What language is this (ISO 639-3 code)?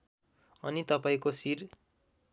nep